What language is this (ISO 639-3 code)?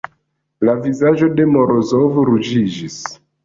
epo